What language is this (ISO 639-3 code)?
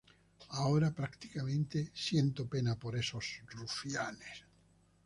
spa